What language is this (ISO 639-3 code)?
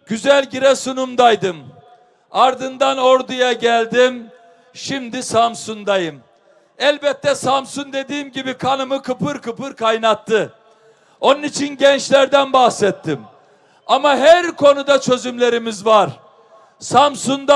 tur